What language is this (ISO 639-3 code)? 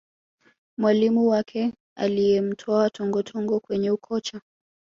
swa